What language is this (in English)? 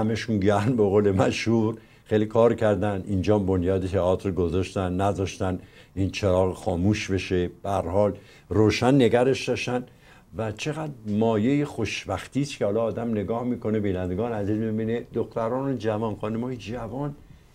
Persian